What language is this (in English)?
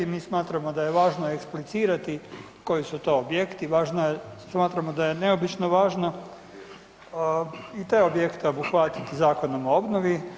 Croatian